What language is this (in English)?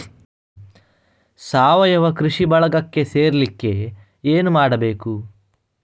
Kannada